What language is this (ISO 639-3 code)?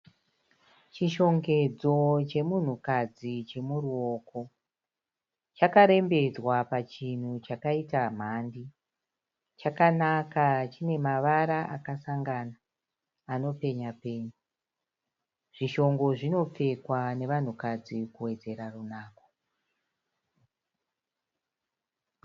sna